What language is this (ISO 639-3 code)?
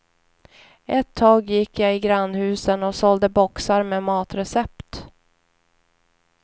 swe